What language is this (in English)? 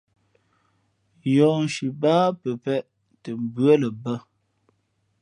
Fe'fe'